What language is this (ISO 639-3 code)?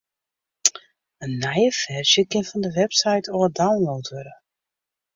fry